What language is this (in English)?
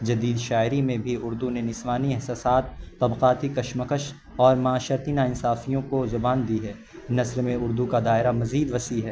Urdu